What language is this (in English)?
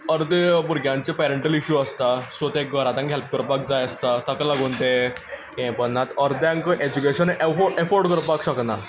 Konkani